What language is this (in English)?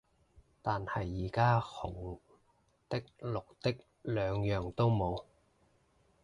Cantonese